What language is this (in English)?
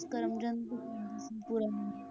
Punjabi